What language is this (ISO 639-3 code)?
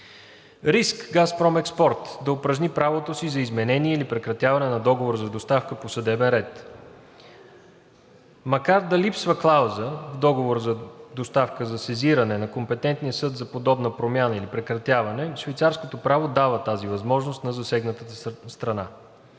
bul